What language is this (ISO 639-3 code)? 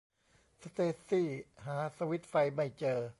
tha